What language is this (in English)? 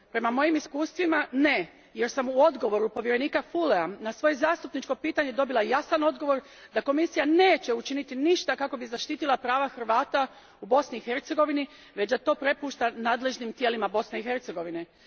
Croatian